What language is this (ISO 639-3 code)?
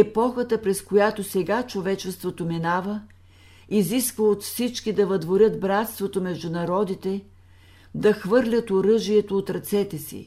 bul